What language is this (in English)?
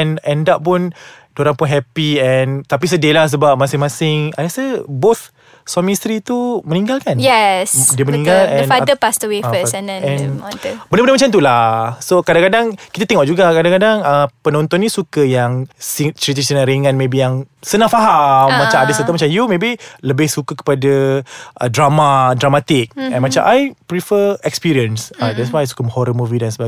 Malay